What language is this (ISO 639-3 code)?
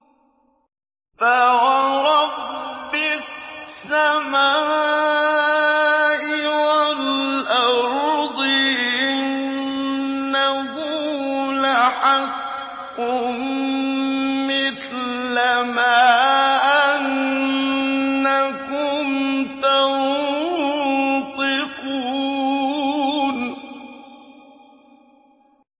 ara